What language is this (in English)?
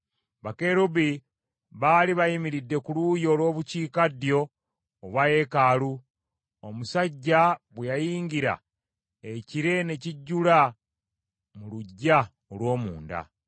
Ganda